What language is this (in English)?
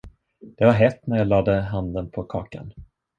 Swedish